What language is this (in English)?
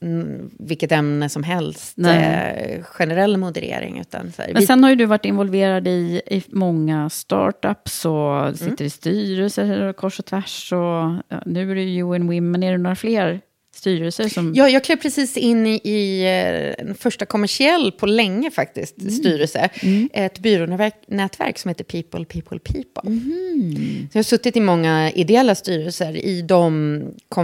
Swedish